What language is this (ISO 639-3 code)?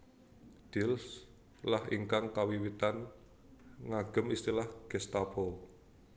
jav